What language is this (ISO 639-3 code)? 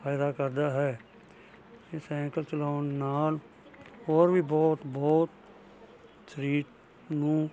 pan